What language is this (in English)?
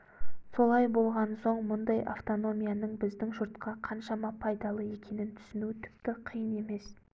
Kazakh